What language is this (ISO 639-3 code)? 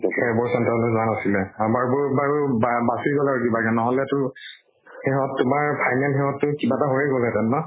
asm